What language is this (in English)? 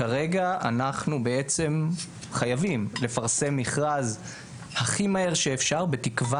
Hebrew